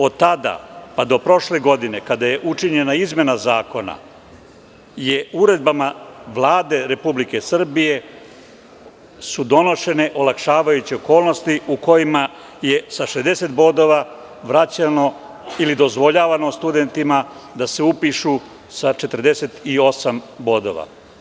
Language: Serbian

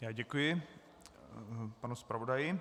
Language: Czech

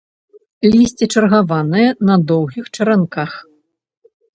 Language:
Belarusian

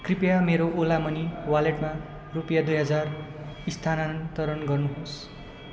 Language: Nepali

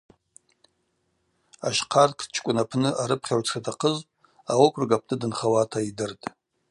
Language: Abaza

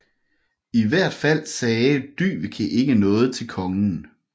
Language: Danish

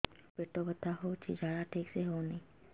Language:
Odia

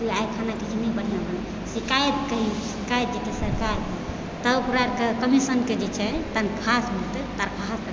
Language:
Maithili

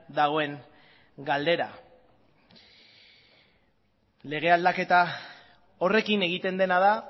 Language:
Basque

